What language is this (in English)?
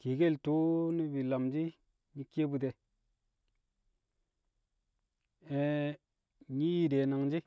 Kamo